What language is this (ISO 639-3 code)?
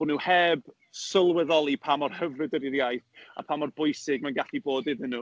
cym